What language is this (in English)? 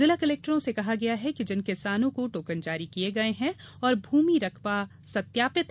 Hindi